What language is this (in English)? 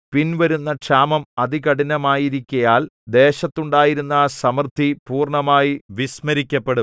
Malayalam